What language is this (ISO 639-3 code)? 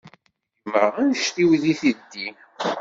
kab